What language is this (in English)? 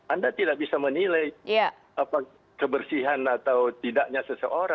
Indonesian